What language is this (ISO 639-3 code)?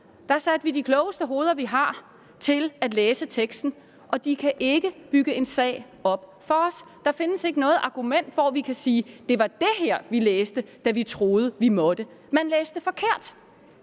dan